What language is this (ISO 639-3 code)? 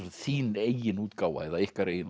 isl